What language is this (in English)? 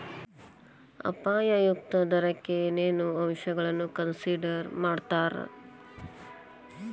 Kannada